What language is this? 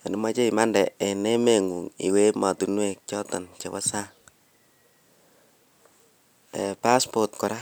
Kalenjin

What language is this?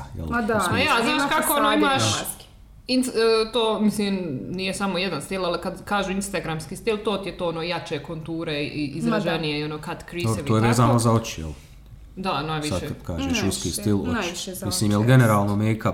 Croatian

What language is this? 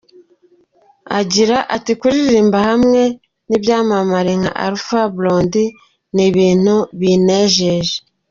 Kinyarwanda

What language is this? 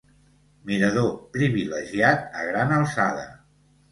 Catalan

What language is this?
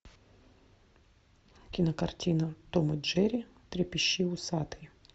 Russian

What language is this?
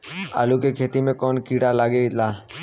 Bhojpuri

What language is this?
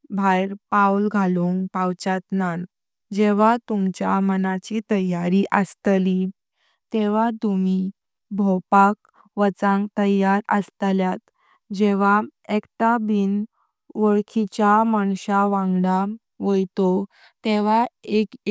Konkani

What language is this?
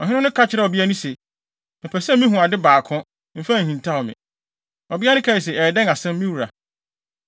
Akan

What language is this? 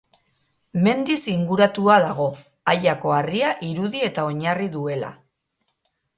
Basque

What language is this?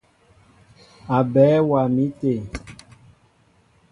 Mbo (Cameroon)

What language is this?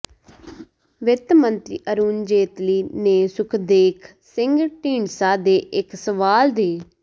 Punjabi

